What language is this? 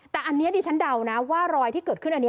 Thai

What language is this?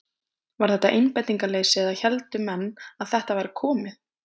Icelandic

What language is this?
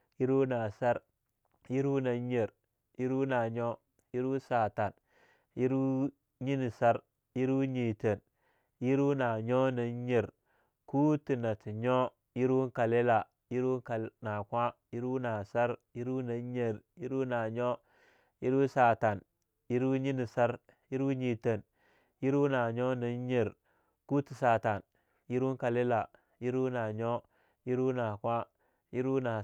Longuda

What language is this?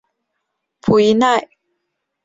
Chinese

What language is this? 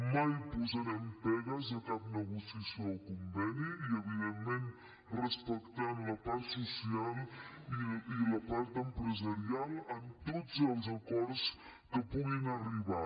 Catalan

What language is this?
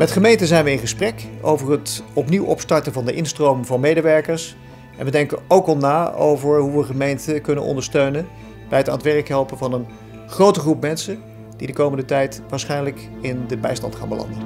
Dutch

